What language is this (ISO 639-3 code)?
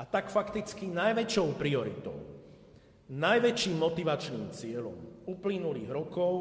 slk